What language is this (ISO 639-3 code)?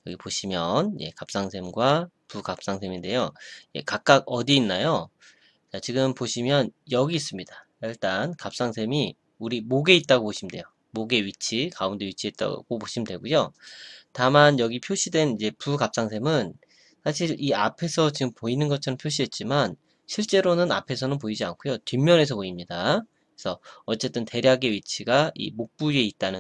kor